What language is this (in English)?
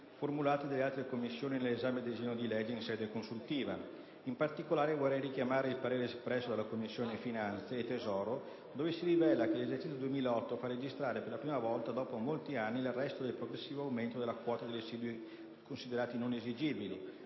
Italian